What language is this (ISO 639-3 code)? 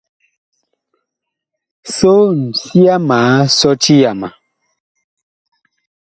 bkh